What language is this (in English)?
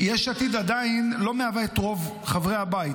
Hebrew